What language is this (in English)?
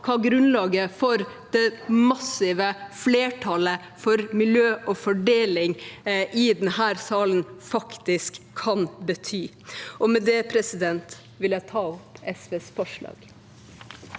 Norwegian